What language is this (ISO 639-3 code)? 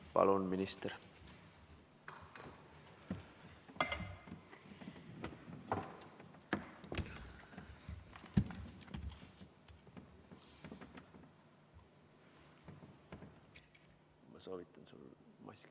est